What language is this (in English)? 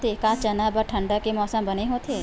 Chhattisgarhi